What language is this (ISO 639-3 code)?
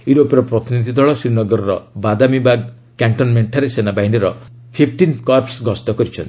ori